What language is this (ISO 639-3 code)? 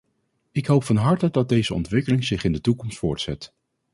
nld